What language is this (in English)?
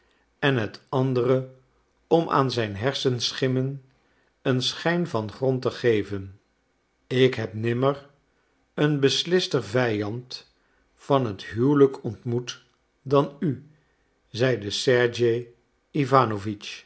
Dutch